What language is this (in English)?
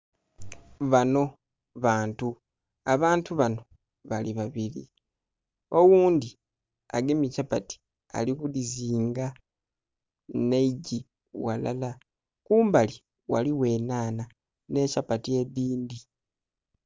Soga